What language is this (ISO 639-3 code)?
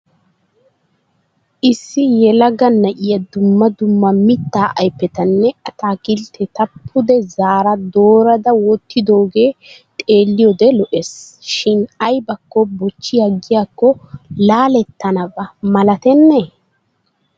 wal